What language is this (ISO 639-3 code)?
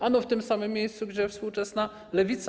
pol